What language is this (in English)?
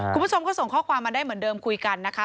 Thai